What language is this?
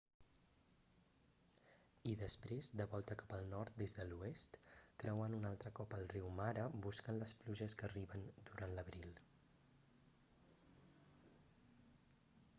Catalan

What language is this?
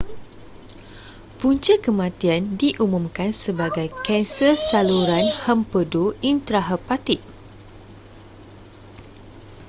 Malay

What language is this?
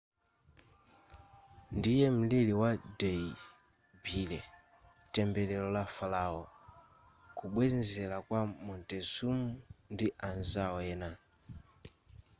Nyanja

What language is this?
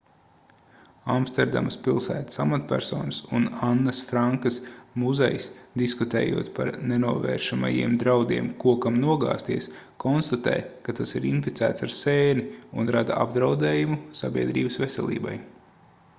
Latvian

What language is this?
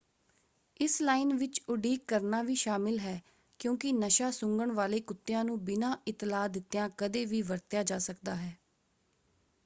Punjabi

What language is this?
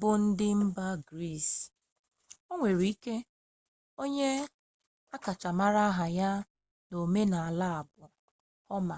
Igbo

